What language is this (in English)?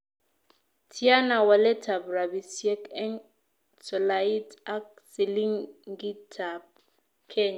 Kalenjin